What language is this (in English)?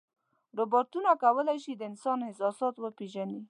Pashto